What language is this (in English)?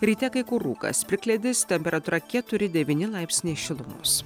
Lithuanian